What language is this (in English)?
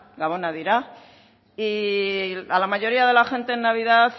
Spanish